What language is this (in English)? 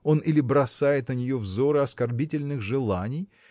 Russian